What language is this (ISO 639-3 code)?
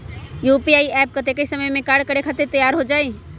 mag